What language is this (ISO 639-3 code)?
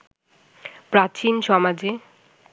ben